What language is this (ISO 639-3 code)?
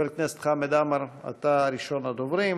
heb